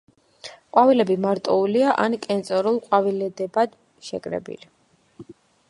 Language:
Georgian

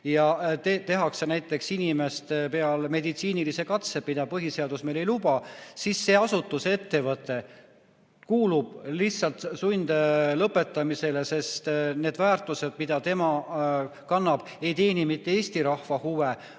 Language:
Estonian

